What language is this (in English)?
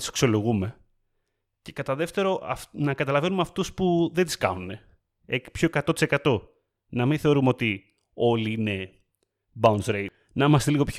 Greek